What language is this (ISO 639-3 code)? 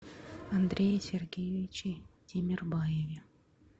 rus